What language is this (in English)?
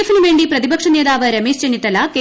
Malayalam